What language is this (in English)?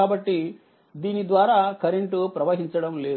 Telugu